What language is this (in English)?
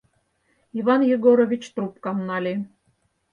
Mari